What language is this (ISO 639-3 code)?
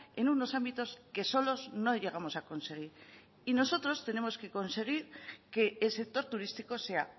spa